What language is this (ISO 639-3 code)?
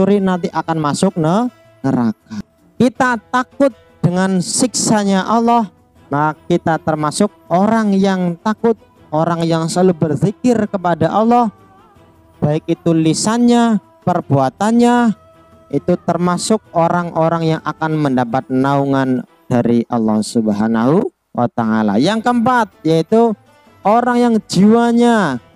ind